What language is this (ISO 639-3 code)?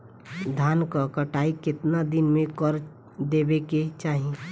bho